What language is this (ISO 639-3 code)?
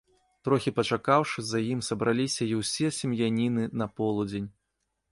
bel